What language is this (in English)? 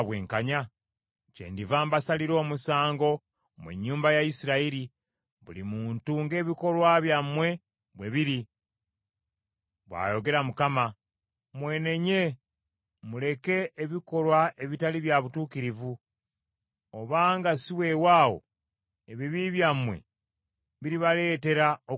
Ganda